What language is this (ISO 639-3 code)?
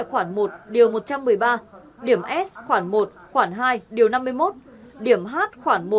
vie